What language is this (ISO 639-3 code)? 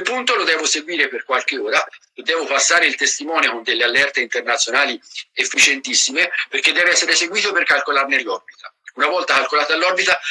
ita